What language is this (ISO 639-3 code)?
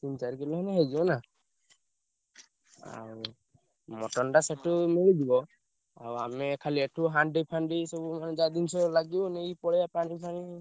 ori